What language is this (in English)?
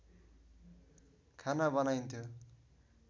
Nepali